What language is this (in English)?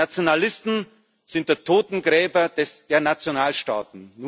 German